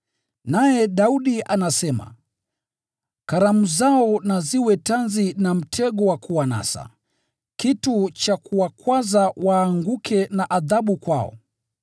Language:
Swahili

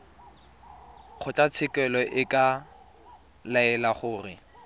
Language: Tswana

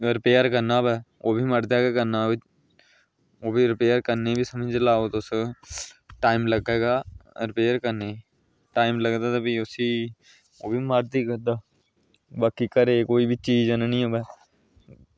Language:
Dogri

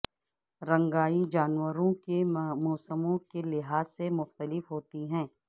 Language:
Urdu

